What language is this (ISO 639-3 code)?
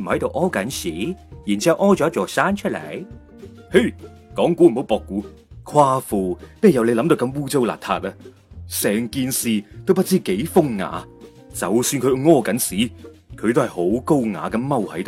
zho